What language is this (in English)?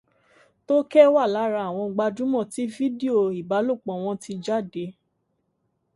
Yoruba